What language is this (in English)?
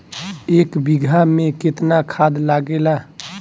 Bhojpuri